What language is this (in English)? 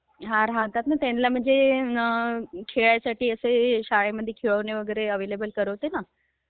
Marathi